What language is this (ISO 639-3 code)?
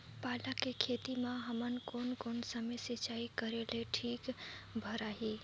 hne